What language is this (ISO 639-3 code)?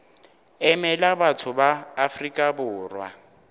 nso